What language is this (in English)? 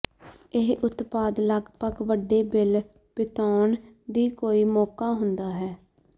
Punjabi